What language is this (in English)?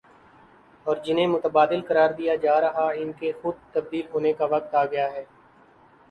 Urdu